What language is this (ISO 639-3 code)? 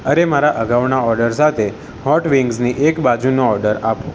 guj